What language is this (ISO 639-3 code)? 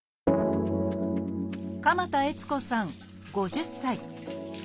jpn